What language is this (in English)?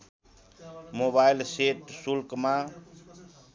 Nepali